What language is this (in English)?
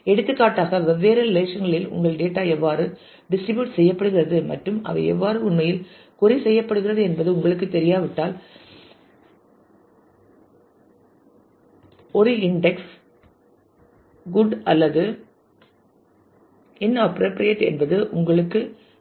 Tamil